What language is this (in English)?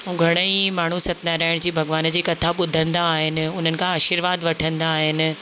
Sindhi